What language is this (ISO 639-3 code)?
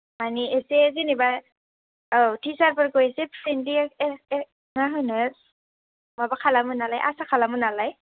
brx